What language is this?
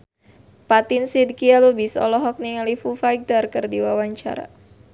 Sundanese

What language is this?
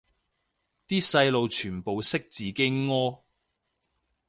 Cantonese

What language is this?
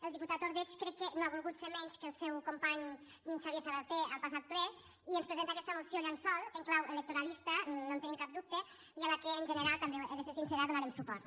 Catalan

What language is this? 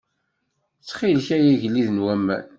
Kabyle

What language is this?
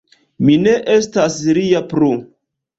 Esperanto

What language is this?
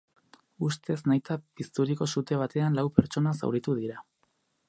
Basque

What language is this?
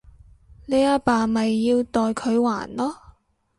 Cantonese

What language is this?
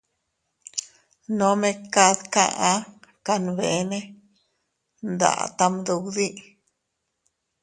Teutila Cuicatec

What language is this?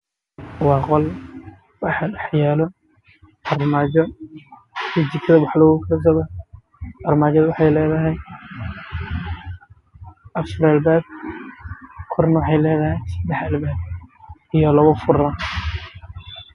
Somali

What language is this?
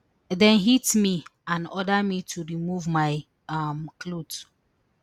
Nigerian Pidgin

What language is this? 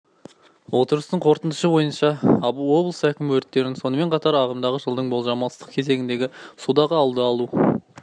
Kazakh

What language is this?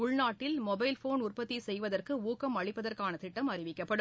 Tamil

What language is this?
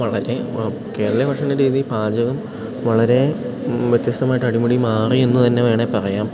Malayalam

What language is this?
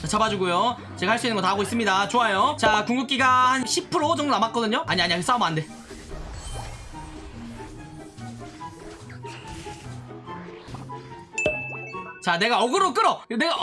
Korean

